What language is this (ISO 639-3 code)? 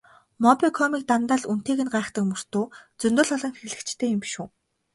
mon